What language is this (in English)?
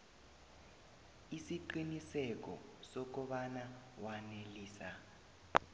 South Ndebele